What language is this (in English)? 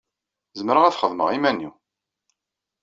Kabyle